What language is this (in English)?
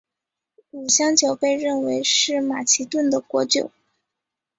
Chinese